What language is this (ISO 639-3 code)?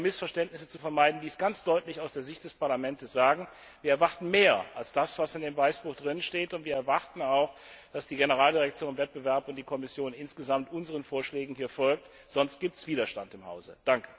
deu